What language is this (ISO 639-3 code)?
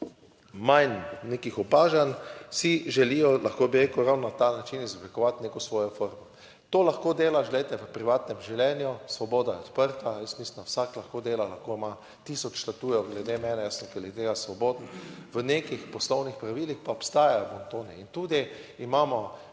slv